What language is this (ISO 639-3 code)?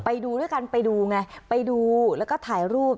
tha